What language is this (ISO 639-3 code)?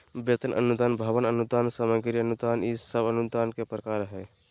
mag